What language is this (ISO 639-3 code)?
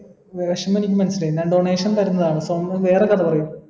mal